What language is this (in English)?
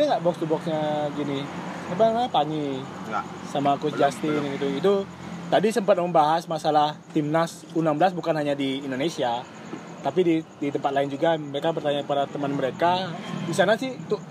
Indonesian